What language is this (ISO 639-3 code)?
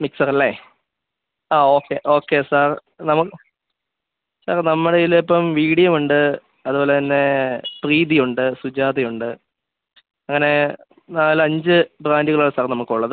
mal